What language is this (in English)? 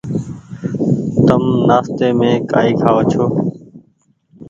Goaria